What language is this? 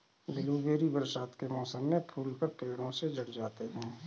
Hindi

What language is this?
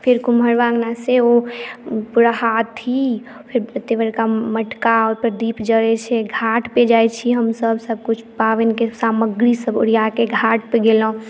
Maithili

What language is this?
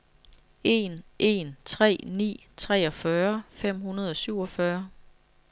Danish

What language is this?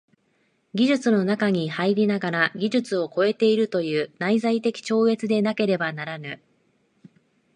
Japanese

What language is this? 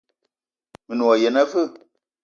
Eton (Cameroon)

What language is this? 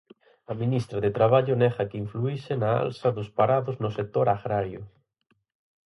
Galician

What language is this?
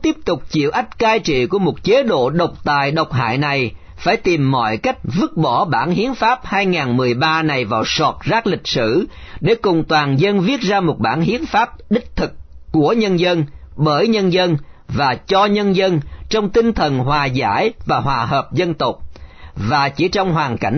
Vietnamese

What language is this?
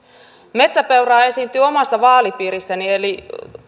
Finnish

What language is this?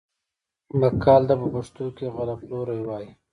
Pashto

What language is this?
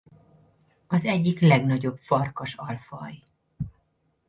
Hungarian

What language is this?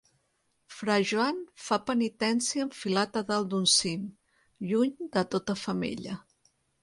Catalan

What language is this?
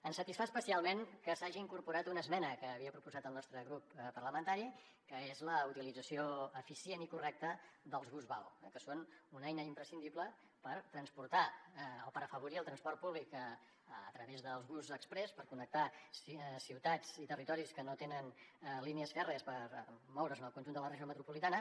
Catalan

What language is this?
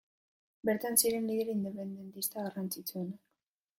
Basque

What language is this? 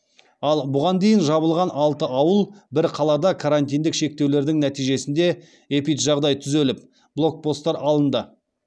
Kazakh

